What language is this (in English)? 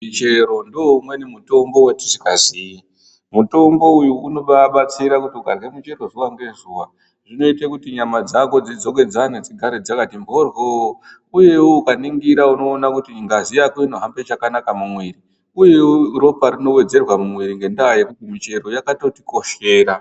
Ndau